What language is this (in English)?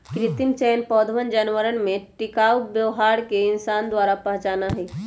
Magahi